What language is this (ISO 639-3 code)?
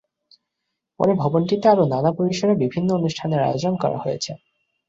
ben